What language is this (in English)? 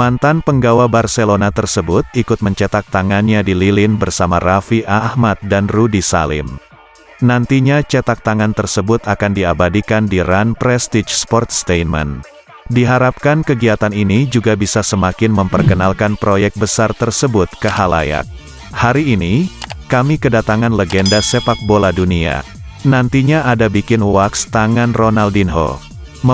Indonesian